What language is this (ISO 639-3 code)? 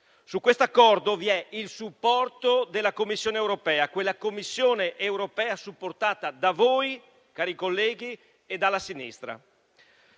ita